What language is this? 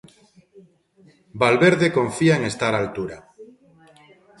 Galician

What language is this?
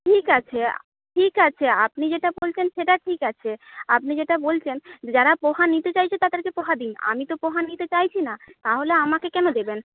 Bangla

